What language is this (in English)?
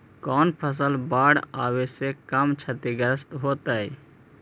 Magahi